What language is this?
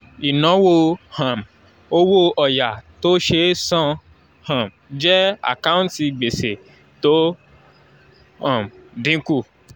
Yoruba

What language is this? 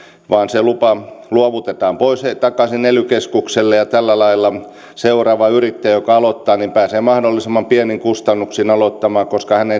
Finnish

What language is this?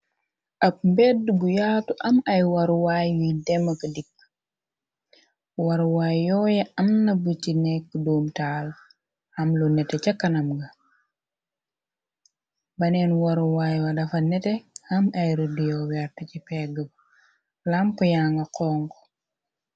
Wolof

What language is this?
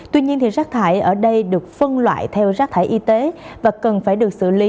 Vietnamese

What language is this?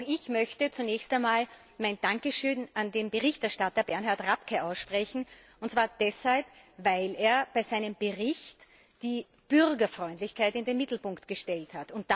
German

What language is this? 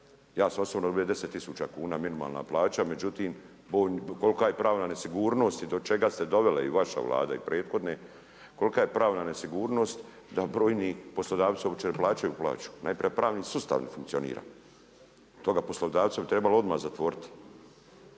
Croatian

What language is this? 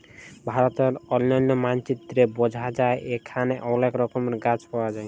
Bangla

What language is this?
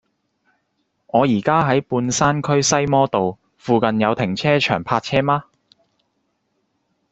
Cantonese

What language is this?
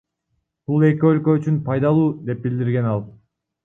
Kyrgyz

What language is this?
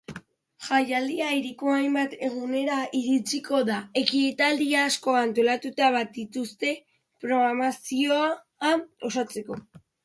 Basque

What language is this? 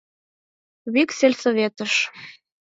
Mari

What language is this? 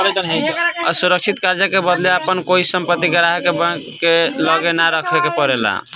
Bhojpuri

